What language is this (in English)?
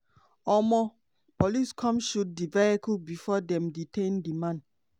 Nigerian Pidgin